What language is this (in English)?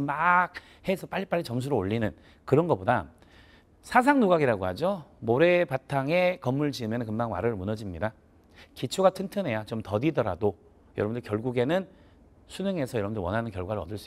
Korean